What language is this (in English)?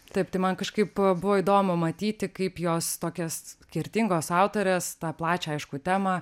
Lithuanian